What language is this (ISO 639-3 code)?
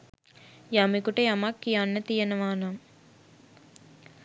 sin